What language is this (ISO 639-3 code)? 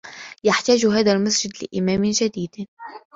ara